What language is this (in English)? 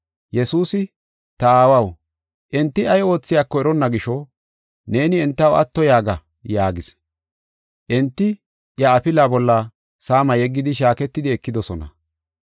Gofa